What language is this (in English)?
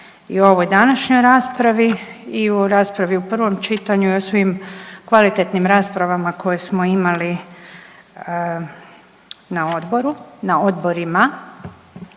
Croatian